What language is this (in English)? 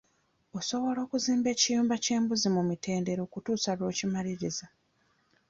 Ganda